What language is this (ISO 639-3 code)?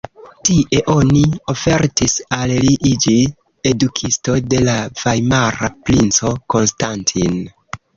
epo